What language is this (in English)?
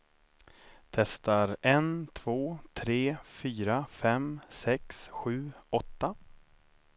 Swedish